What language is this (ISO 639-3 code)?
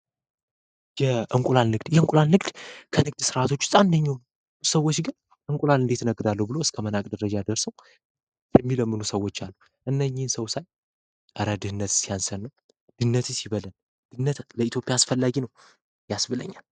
amh